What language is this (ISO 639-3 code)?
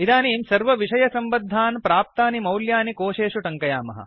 san